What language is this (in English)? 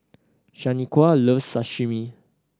English